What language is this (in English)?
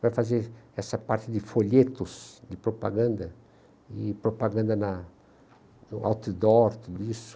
Portuguese